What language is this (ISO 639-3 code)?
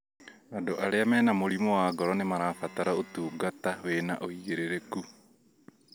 kik